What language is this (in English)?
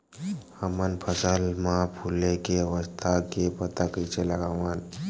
Chhattisgarhi